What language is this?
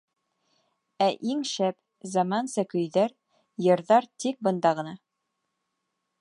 Bashkir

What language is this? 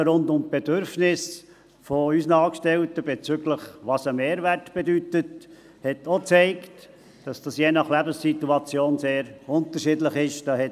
Swiss German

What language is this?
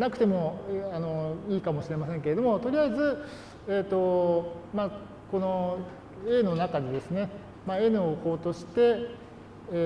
Japanese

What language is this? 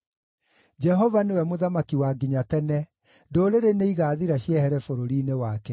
Kikuyu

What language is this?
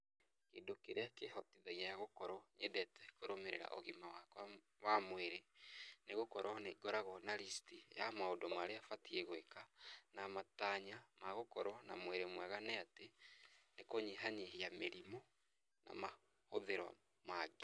Kikuyu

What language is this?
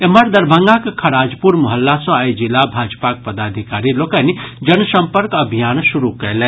Maithili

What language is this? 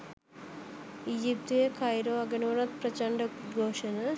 Sinhala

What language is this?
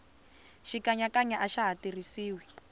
Tsonga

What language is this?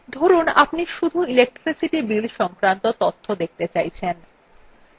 Bangla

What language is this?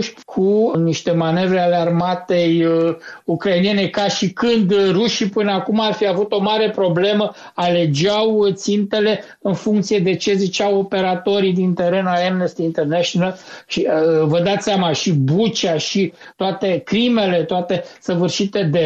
Romanian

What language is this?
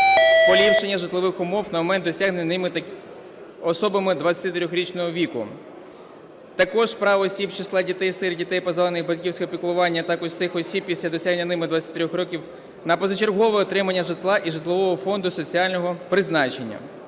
Ukrainian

